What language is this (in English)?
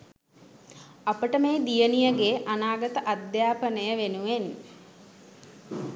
Sinhala